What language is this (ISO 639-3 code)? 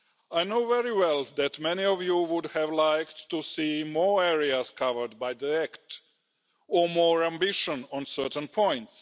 eng